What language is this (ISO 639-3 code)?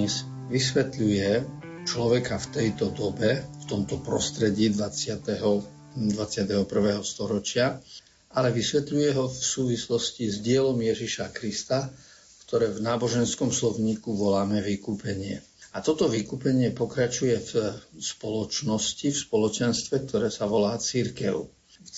slk